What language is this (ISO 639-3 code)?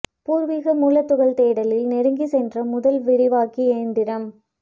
tam